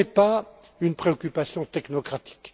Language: French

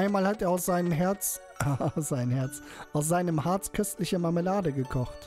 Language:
German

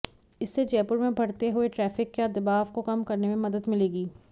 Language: Hindi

